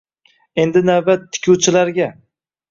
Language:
Uzbek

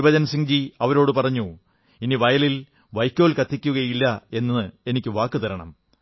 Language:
Malayalam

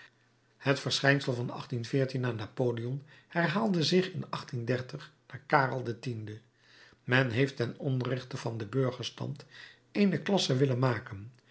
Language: Dutch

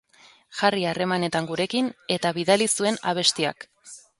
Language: Basque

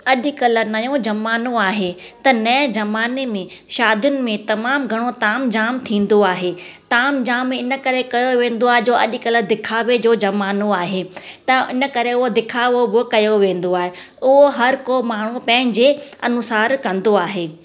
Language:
Sindhi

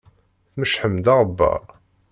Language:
Kabyle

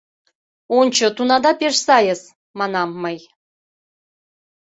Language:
Mari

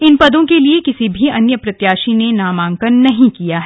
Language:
Hindi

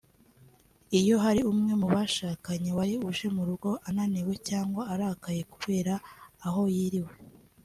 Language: Kinyarwanda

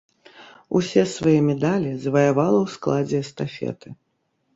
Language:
Belarusian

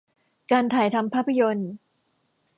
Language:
Thai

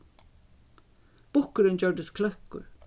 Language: Faroese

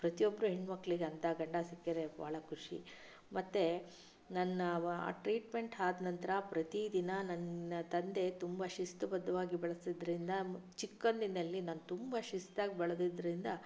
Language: Kannada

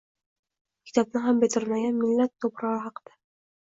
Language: Uzbek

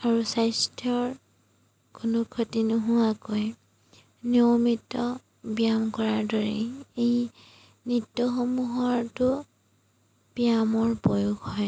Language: Assamese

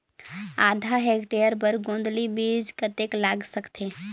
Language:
Chhattisgarhi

